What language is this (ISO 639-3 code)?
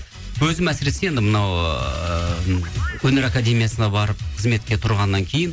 kaz